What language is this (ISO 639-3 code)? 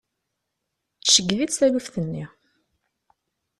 kab